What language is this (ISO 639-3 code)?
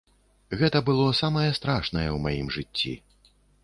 bel